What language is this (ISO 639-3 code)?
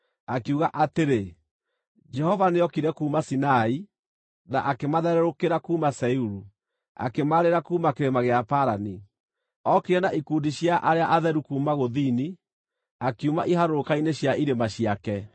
kik